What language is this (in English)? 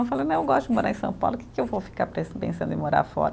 Portuguese